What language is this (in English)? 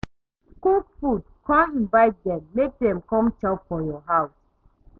Nigerian Pidgin